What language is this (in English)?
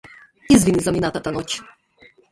Macedonian